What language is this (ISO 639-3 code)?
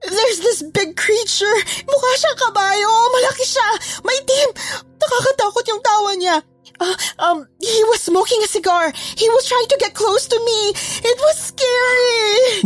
fil